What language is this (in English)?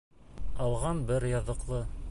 Bashkir